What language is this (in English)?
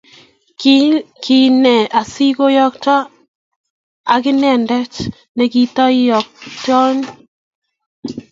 Kalenjin